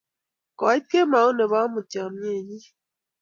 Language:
Kalenjin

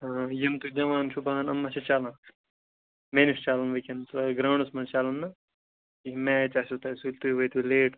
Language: Kashmiri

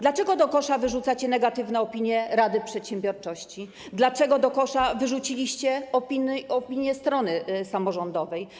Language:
Polish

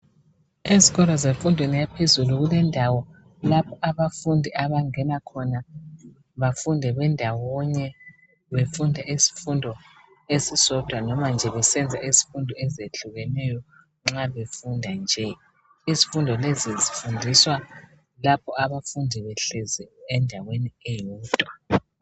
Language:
North Ndebele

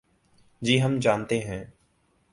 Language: Urdu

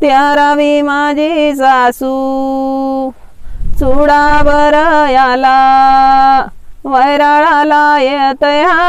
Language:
Indonesian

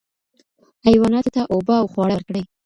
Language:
Pashto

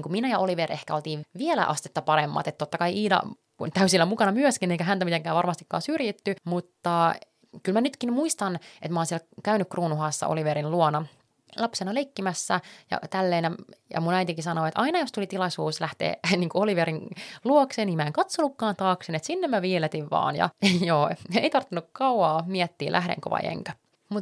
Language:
Finnish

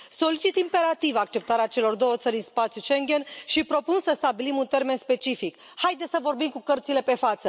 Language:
Romanian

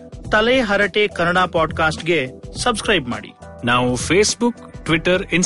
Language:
Kannada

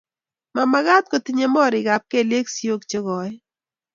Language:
Kalenjin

